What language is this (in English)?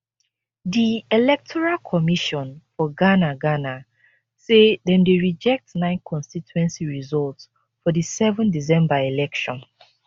Nigerian Pidgin